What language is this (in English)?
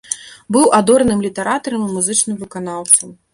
Belarusian